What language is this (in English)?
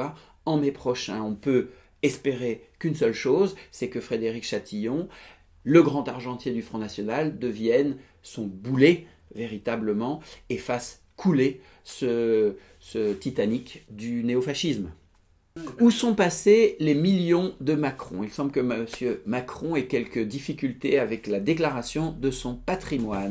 French